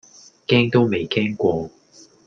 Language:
Cantonese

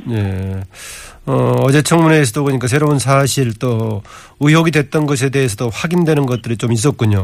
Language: Korean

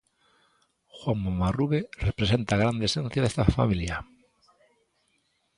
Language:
Galician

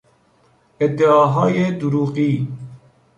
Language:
Persian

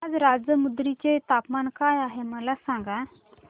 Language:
Marathi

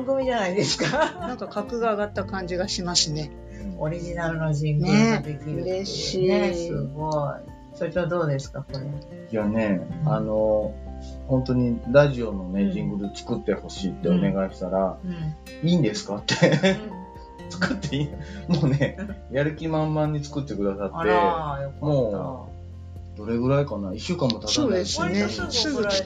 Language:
Japanese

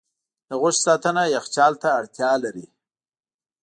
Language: Pashto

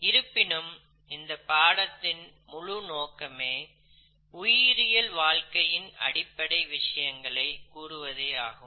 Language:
Tamil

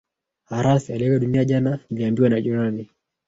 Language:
Swahili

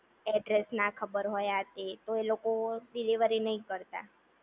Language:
Gujarati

